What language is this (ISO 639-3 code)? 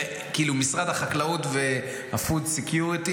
heb